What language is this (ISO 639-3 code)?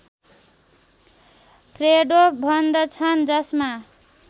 nep